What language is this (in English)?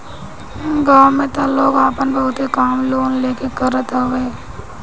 Bhojpuri